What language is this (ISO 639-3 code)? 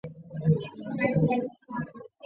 zho